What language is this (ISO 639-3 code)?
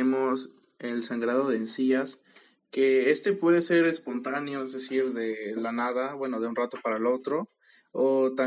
spa